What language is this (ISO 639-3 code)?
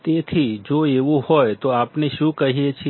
guj